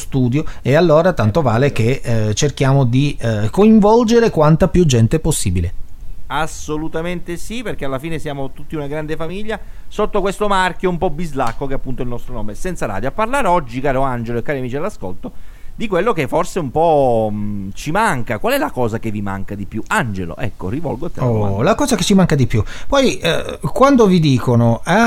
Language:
Italian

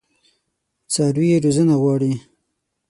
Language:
Pashto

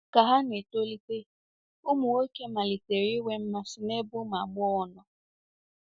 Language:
Igbo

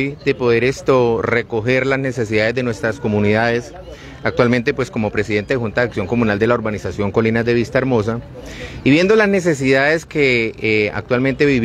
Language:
Spanish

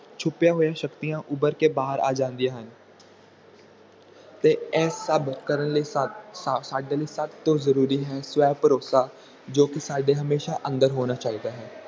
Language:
Punjabi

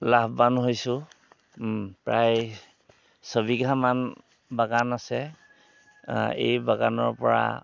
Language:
Assamese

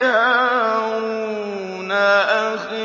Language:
Arabic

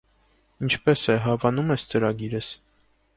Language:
Armenian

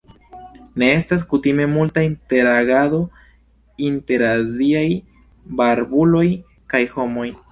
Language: Esperanto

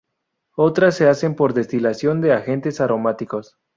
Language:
Spanish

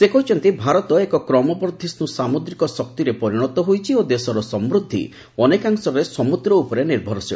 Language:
Odia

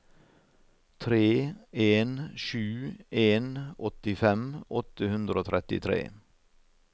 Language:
Norwegian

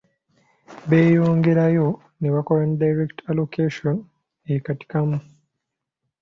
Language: Ganda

